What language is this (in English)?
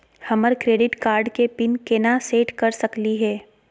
Magahi